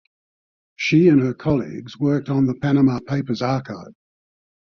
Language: English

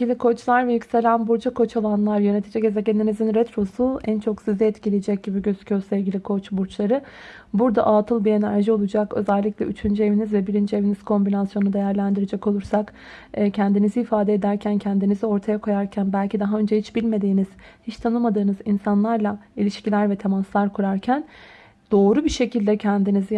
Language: Turkish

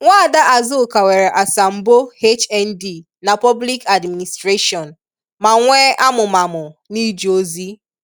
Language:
Igbo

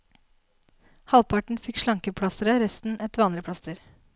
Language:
Norwegian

